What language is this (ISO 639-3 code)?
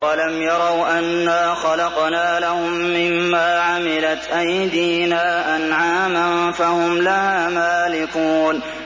ara